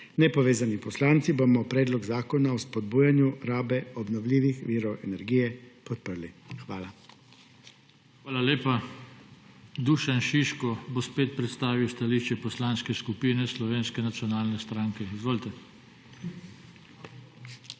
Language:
Slovenian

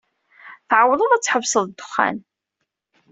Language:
Kabyle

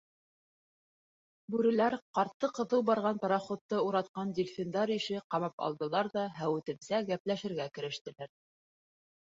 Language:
Bashkir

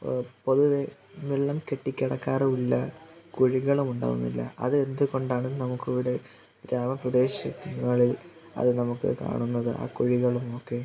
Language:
Malayalam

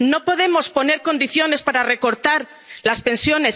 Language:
Spanish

